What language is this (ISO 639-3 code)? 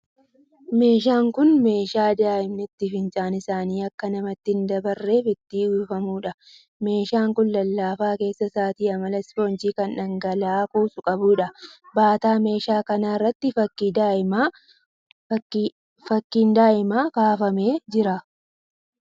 orm